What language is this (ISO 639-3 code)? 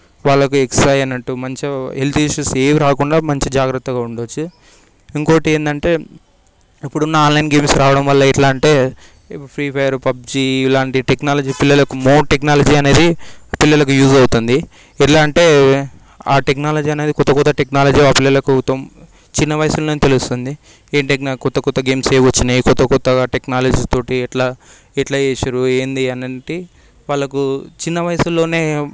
tel